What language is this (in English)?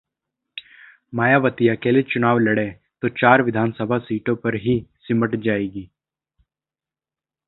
Hindi